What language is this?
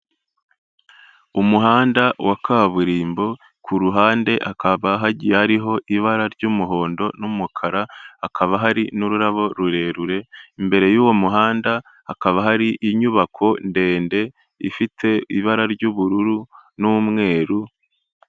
Kinyarwanda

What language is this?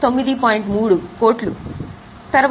Telugu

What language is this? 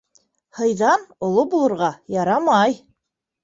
Bashkir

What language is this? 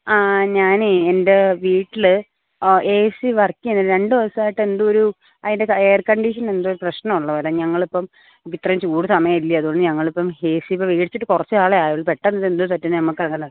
Malayalam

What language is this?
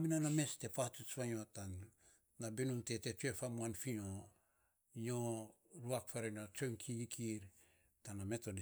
Saposa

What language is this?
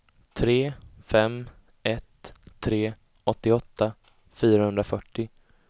Swedish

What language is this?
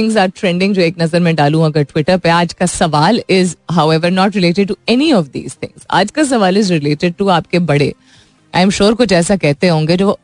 Hindi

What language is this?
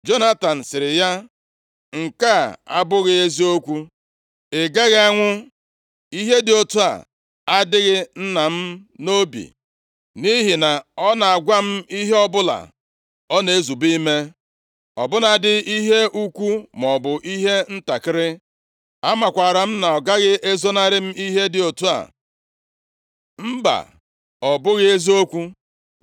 Igbo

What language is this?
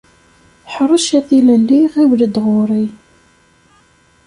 Kabyle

